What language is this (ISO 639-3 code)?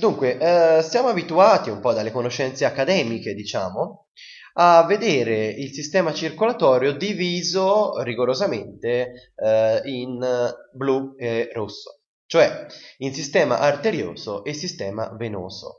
ita